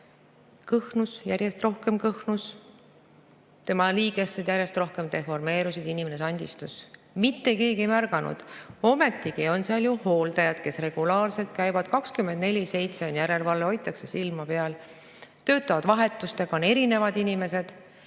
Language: Estonian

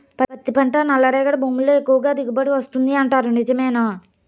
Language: Telugu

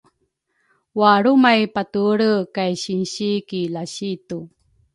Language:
Rukai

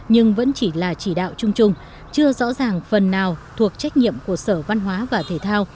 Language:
Vietnamese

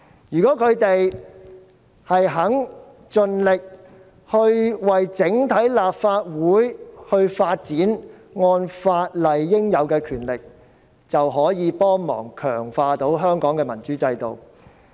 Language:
Cantonese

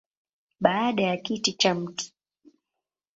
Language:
Swahili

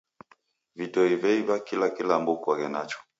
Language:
Taita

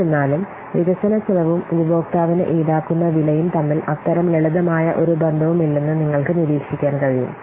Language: Malayalam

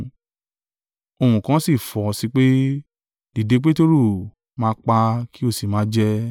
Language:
Yoruba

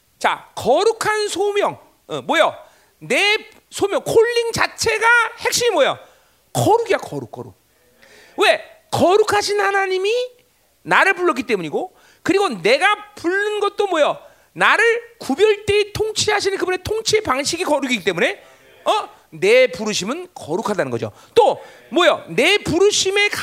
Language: Korean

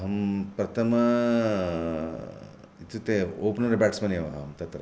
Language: Sanskrit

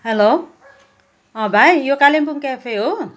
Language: Nepali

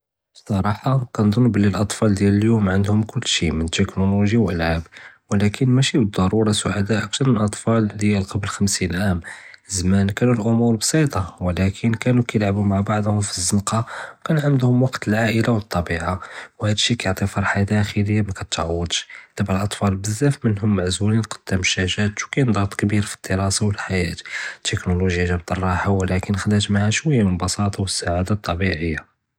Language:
Judeo-Arabic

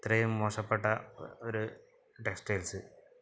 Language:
Malayalam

